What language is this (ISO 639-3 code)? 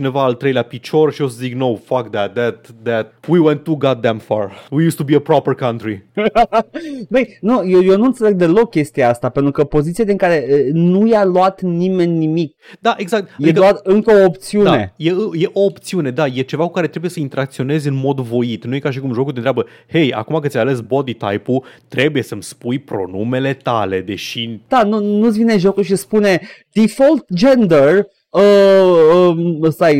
ron